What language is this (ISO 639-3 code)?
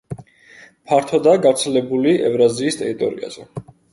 kat